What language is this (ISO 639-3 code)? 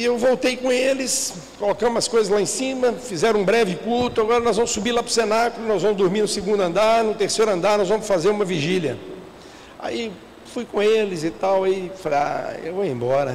por